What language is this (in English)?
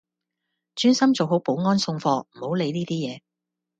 Cantonese